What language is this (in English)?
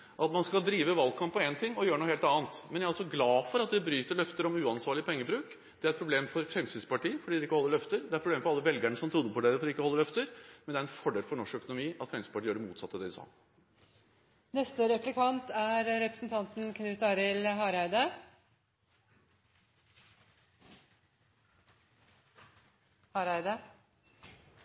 Norwegian